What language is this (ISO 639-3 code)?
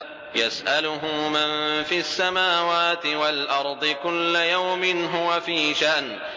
ara